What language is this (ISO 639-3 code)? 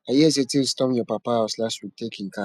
pcm